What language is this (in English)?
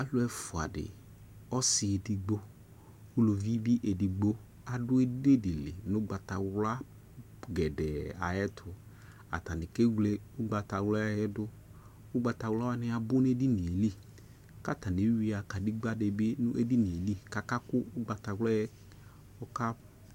Ikposo